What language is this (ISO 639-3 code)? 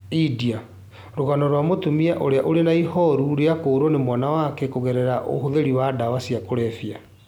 kik